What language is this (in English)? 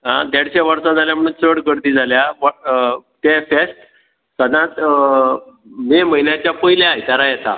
Konkani